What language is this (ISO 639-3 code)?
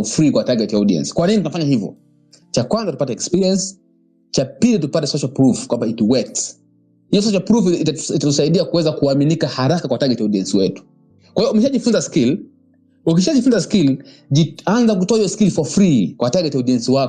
swa